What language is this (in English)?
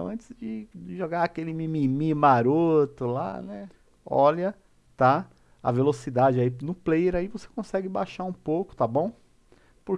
Portuguese